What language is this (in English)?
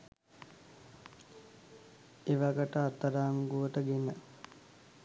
Sinhala